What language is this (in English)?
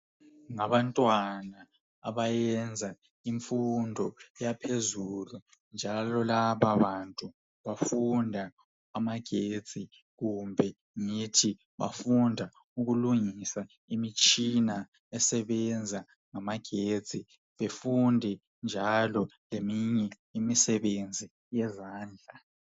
North Ndebele